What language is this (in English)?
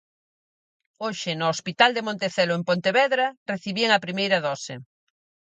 Galician